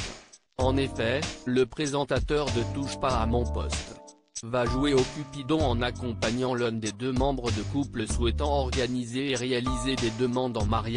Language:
French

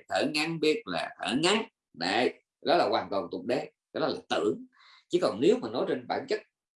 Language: Vietnamese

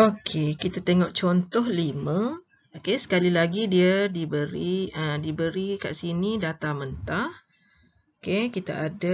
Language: Malay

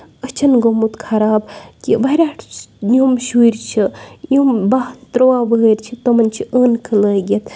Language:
Kashmiri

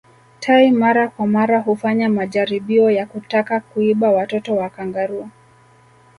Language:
Swahili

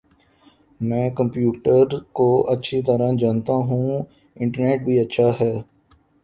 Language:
Urdu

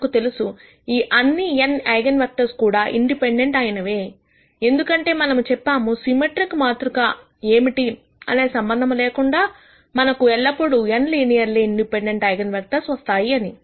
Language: Telugu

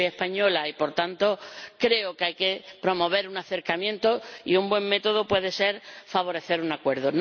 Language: Spanish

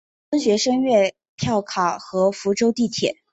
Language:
Chinese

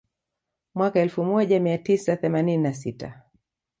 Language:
Swahili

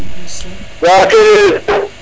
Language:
Serer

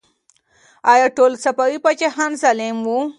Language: Pashto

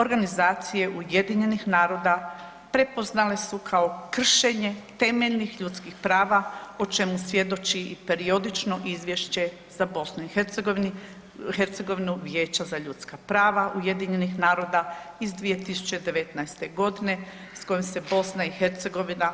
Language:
Croatian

